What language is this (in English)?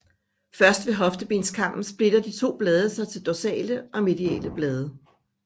Danish